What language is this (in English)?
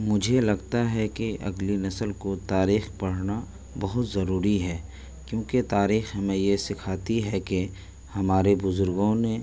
Urdu